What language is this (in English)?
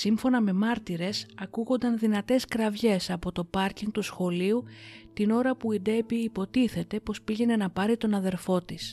Greek